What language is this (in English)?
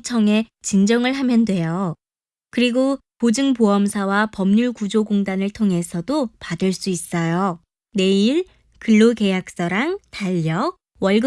Korean